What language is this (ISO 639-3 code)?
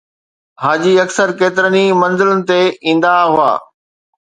snd